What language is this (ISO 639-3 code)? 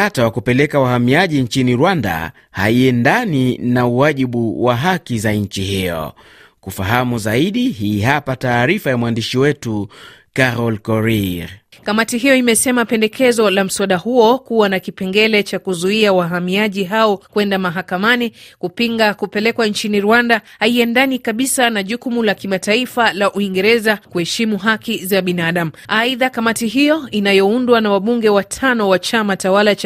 swa